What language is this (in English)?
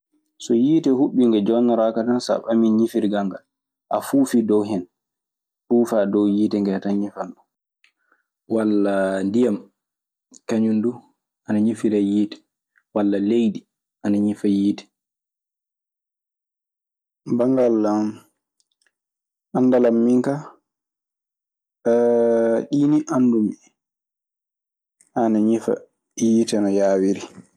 Maasina Fulfulde